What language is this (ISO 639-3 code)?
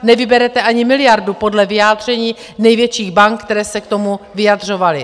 ces